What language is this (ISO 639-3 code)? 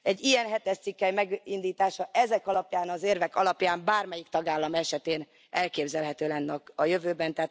hun